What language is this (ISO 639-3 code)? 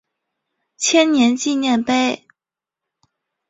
zho